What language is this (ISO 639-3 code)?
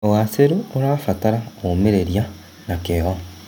kik